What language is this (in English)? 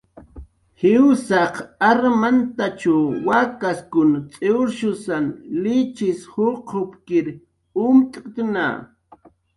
Jaqaru